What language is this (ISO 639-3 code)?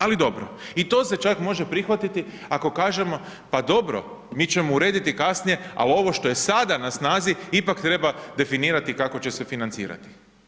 hrv